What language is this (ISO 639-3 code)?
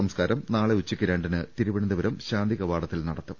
mal